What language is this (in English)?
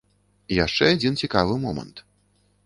Belarusian